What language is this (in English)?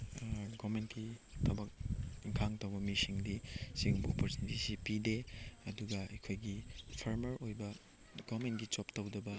Manipuri